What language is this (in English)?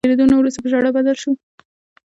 Pashto